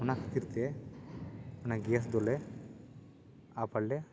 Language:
Santali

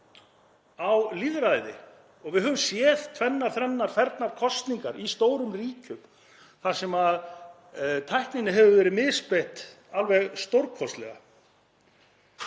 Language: Icelandic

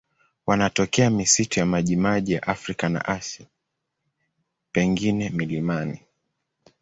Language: Swahili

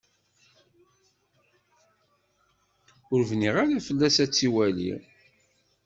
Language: Kabyle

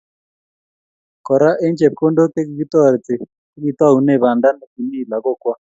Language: Kalenjin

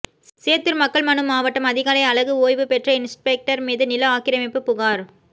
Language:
Tamil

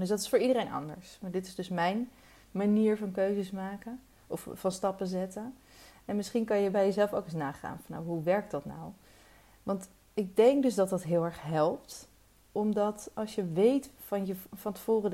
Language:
Dutch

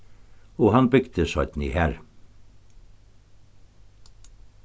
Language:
Faroese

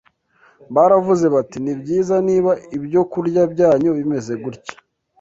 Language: Kinyarwanda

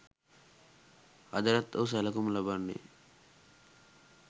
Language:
Sinhala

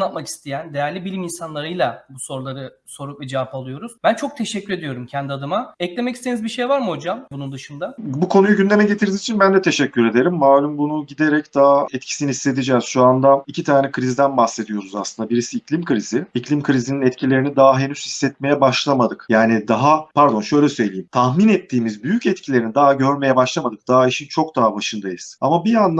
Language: Turkish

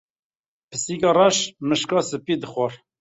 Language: Kurdish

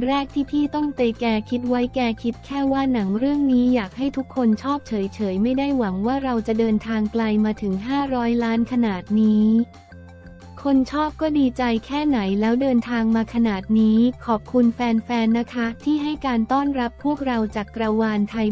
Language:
Thai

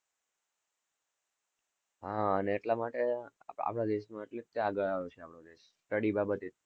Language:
Gujarati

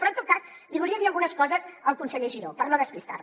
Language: Catalan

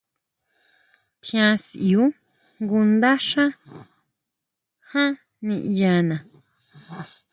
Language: Huautla Mazatec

